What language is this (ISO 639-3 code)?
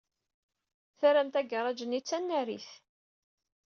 kab